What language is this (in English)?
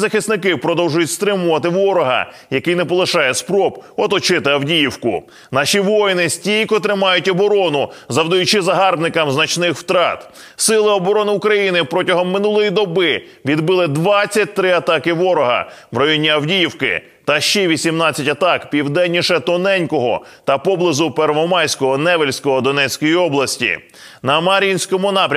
Ukrainian